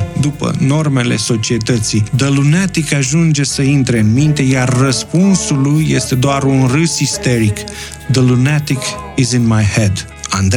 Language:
Romanian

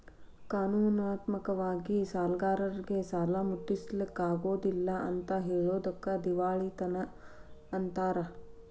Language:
Kannada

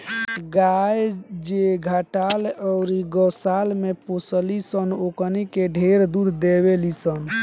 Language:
Bhojpuri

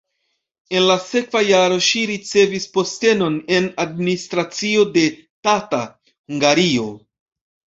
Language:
Esperanto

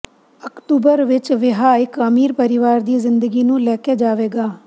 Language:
Punjabi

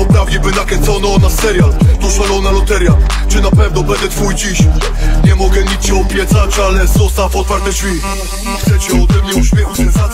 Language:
Polish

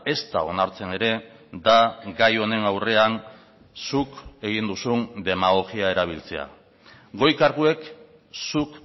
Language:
Basque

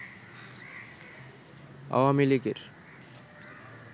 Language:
Bangla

